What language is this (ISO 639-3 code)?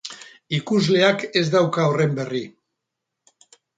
eus